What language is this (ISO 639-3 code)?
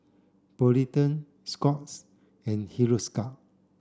eng